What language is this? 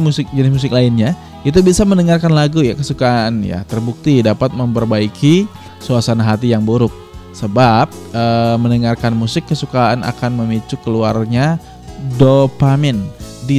Indonesian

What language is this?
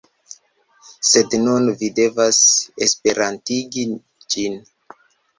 Esperanto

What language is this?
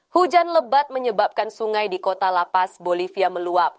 Indonesian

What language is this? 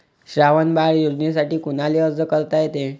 Marathi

